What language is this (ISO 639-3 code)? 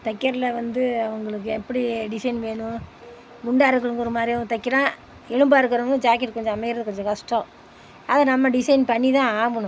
tam